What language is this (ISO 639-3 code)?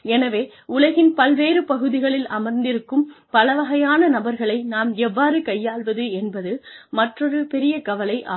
tam